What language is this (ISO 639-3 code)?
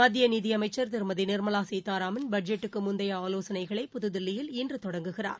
tam